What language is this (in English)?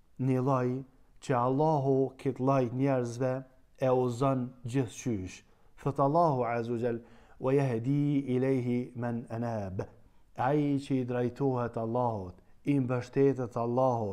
Arabic